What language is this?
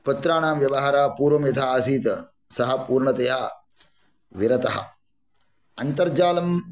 Sanskrit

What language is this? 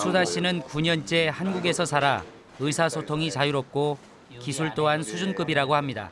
Korean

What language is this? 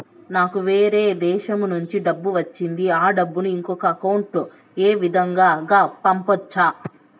Telugu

